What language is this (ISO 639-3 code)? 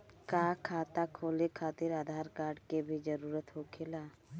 bho